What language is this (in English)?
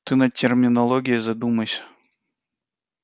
Russian